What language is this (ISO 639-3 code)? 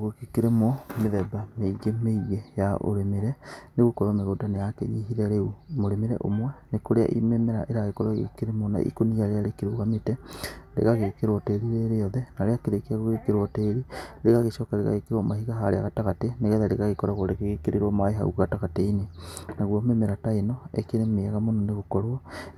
kik